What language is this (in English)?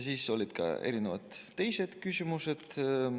Estonian